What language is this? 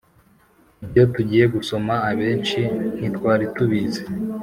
Kinyarwanda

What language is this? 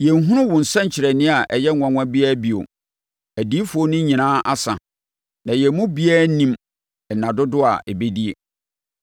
Akan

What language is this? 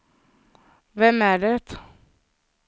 Swedish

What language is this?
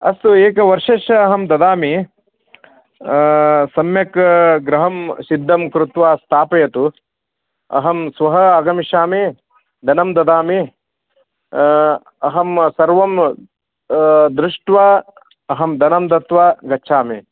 Sanskrit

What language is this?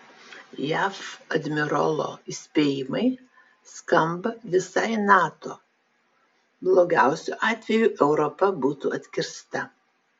Lithuanian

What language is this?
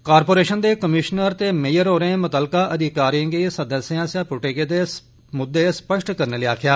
Dogri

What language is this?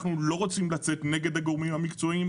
Hebrew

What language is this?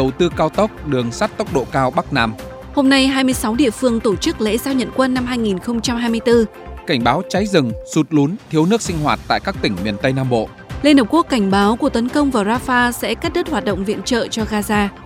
Vietnamese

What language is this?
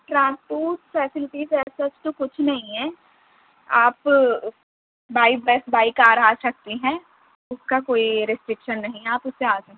Urdu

